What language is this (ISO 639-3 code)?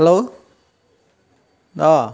asm